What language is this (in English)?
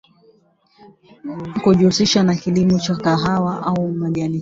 Swahili